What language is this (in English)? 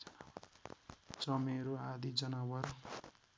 Nepali